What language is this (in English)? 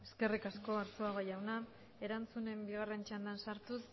Basque